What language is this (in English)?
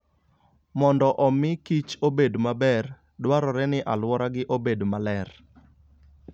Luo (Kenya and Tanzania)